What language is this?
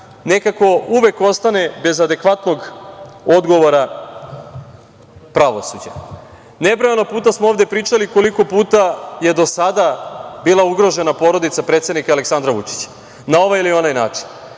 Serbian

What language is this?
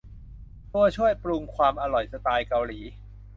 Thai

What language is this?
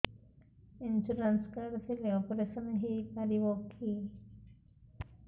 Odia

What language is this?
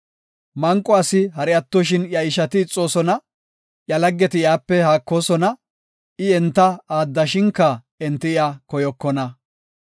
Gofa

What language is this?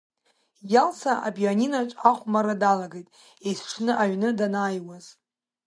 Abkhazian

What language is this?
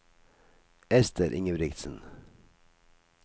Norwegian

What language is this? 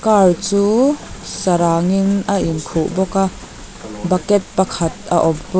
Mizo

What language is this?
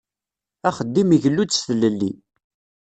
Kabyle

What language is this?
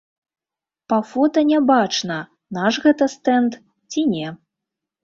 Belarusian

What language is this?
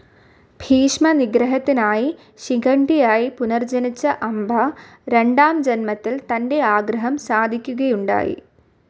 Malayalam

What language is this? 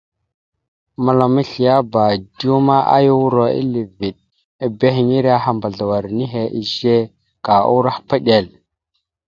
Mada (Cameroon)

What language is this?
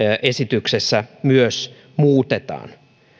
Finnish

